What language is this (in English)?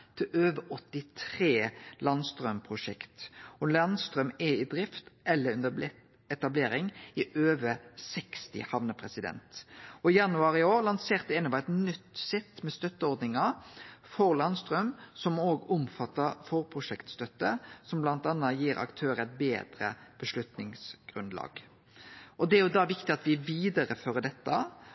Norwegian Nynorsk